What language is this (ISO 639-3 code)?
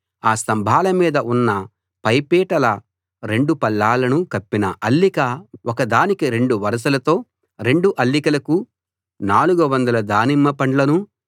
tel